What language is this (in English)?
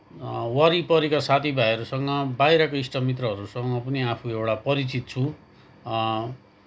Nepali